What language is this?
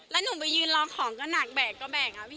Thai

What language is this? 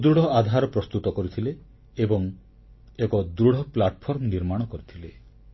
Odia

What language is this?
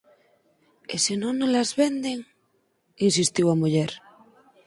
Galician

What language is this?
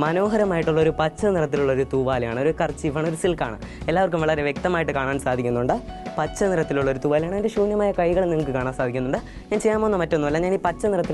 Vietnamese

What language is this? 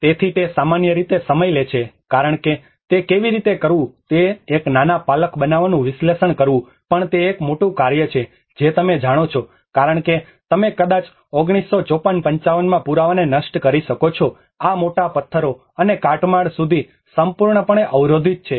Gujarati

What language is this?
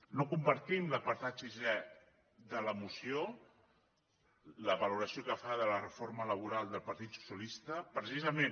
Catalan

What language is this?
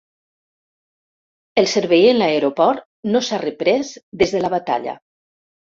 Catalan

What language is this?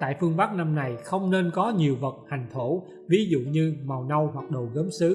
Vietnamese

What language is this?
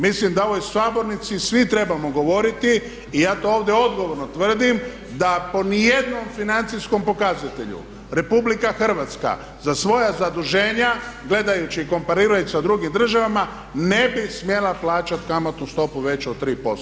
Croatian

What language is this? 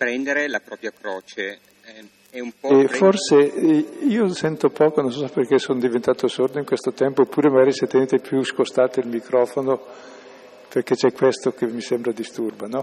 Italian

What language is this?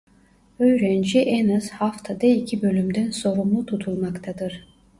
Turkish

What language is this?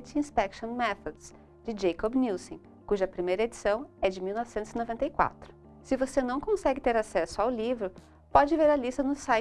Portuguese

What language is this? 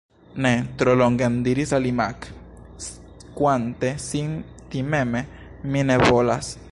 Esperanto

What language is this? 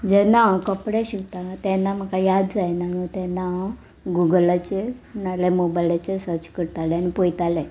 Konkani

